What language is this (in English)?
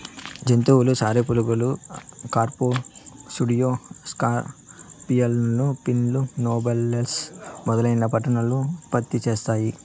Telugu